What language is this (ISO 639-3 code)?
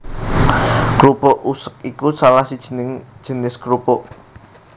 jav